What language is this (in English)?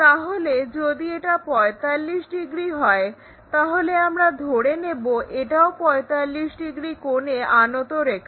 Bangla